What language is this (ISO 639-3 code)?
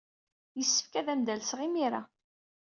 kab